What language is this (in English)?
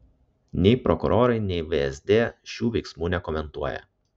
Lithuanian